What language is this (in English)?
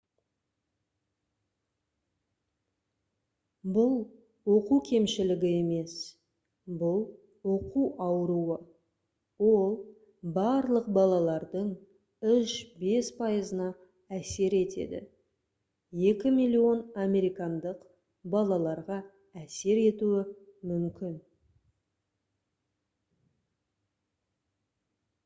Kazakh